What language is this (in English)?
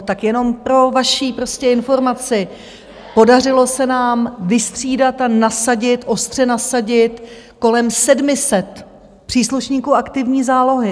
Czech